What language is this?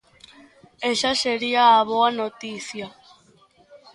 Galician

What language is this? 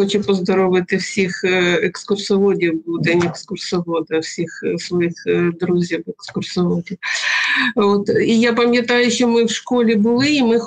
Ukrainian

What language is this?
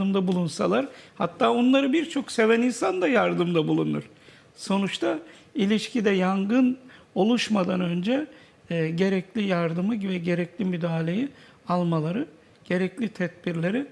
Turkish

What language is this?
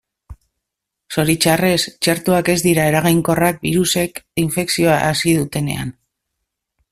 Basque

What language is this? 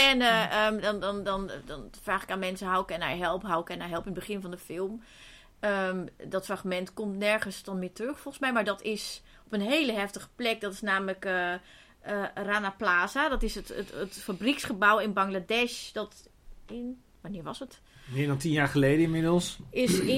Dutch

